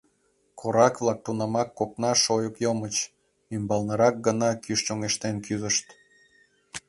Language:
Mari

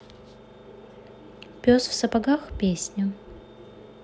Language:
Russian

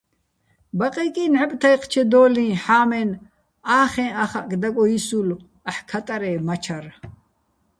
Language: Bats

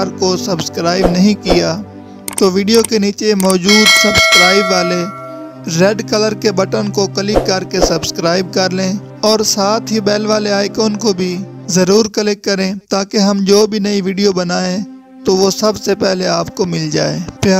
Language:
Romanian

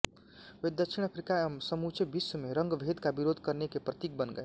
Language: Hindi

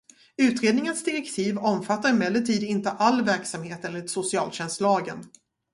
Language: Swedish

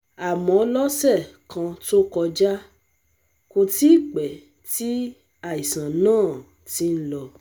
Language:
Yoruba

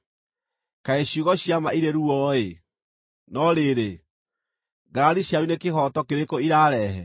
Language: Kikuyu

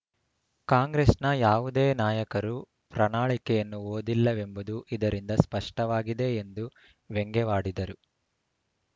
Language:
Kannada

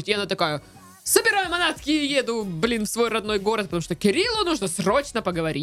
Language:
Russian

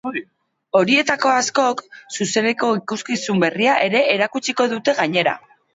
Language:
Basque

